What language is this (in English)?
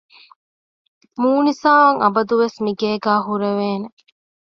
Divehi